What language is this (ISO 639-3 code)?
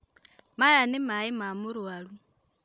kik